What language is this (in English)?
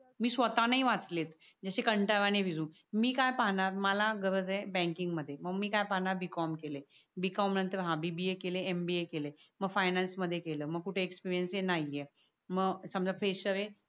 Marathi